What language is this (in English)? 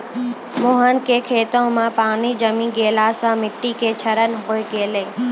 Maithili